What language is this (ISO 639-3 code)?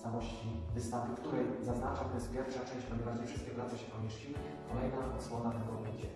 pol